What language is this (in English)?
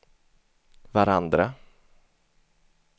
Swedish